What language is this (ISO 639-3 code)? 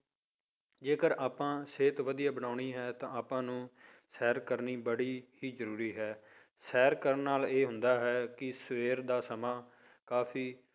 pan